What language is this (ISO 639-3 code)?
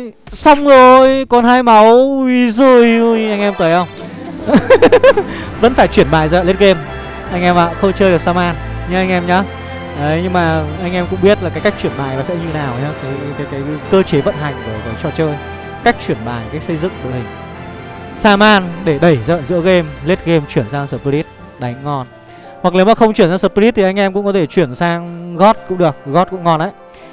vie